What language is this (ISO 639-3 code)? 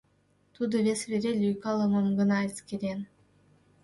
chm